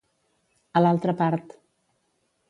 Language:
Catalan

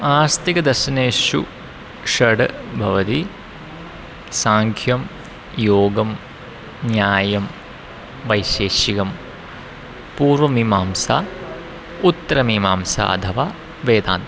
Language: Sanskrit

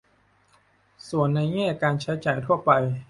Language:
Thai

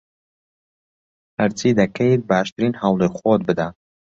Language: Central Kurdish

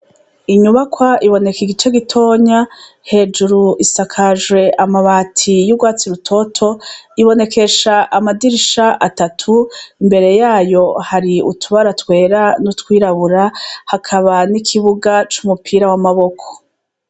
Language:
Rundi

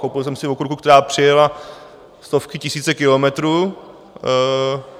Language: Czech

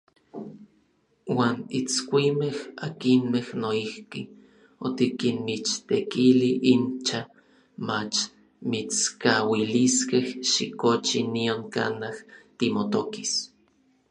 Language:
Orizaba Nahuatl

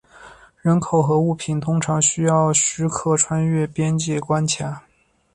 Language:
Chinese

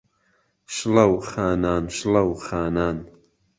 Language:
Central Kurdish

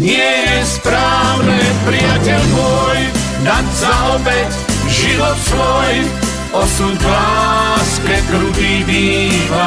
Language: Croatian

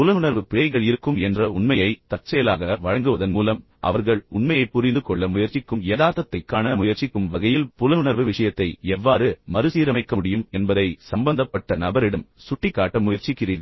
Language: Tamil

